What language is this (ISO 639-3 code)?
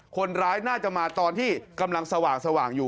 tha